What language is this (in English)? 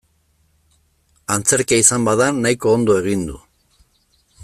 Basque